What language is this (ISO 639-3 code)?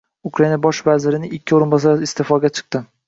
uzb